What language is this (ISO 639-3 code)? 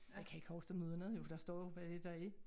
dan